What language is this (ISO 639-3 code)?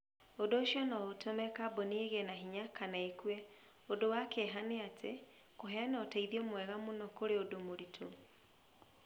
kik